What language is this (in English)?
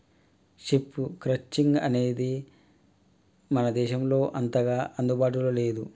Telugu